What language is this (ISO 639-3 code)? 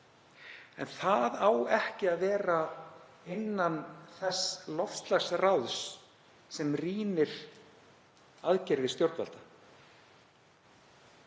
isl